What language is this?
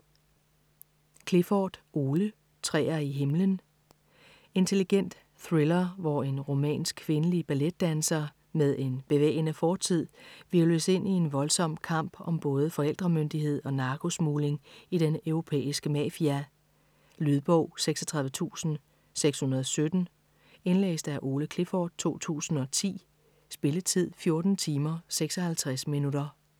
Danish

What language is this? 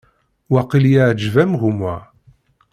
Kabyle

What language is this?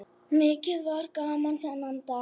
Icelandic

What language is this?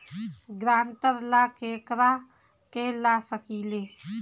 Bhojpuri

